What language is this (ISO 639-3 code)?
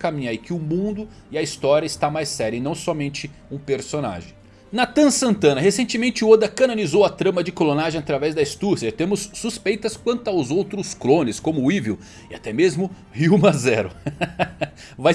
por